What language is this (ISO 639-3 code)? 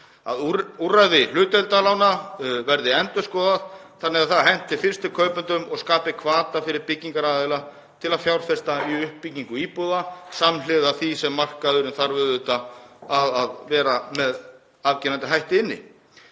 isl